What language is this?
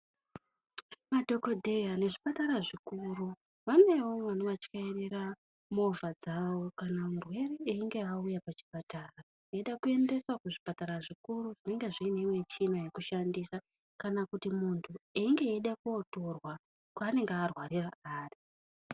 Ndau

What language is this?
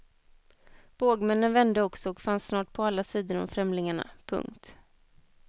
Swedish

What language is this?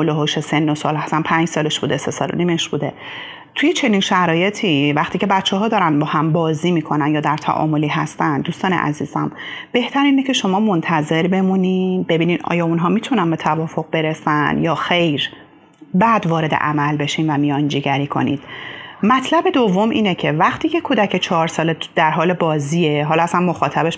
Persian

